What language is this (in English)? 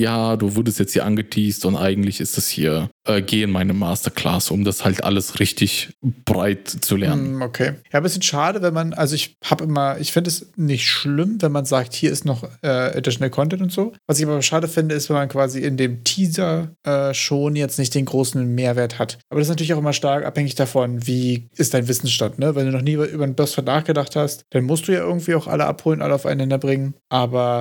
German